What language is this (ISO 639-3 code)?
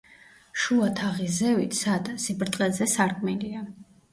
kat